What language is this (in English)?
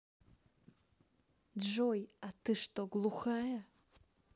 Russian